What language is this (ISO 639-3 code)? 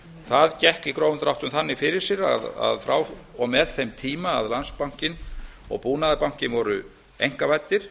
isl